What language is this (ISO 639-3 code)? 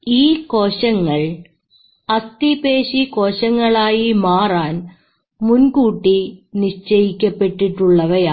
mal